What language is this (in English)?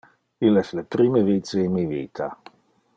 Interlingua